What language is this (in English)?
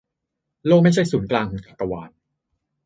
Thai